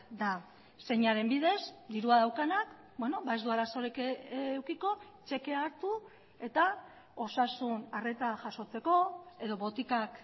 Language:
Basque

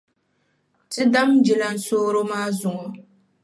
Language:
Dagbani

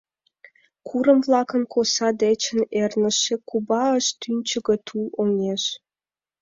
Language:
Mari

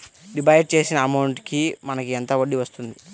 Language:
Telugu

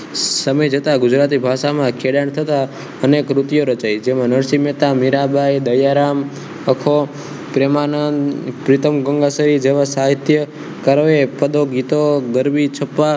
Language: Gujarati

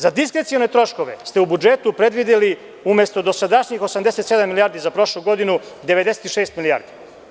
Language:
Serbian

